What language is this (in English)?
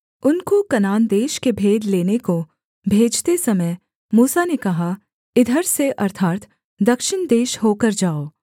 Hindi